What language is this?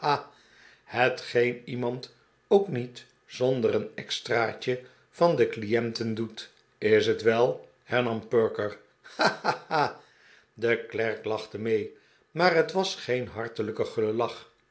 Dutch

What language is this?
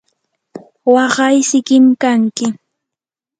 Yanahuanca Pasco Quechua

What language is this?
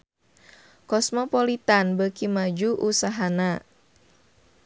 Sundanese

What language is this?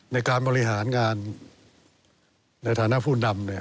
Thai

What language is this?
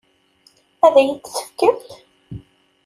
Kabyle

